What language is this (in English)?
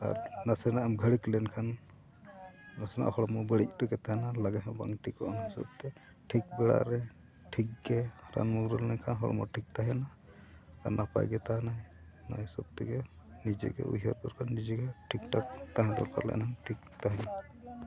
Santali